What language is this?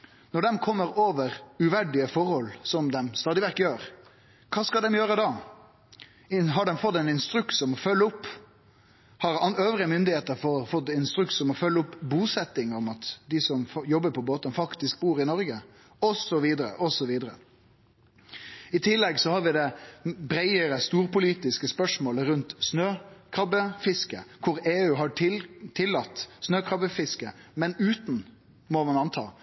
Norwegian Nynorsk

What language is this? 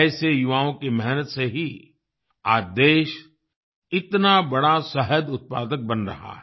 Hindi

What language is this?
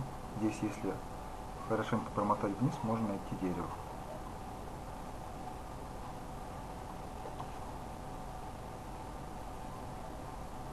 Russian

